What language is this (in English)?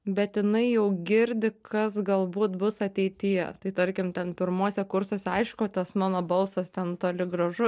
Lithuanian